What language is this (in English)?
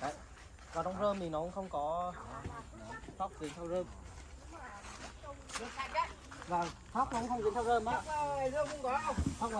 Vietnamese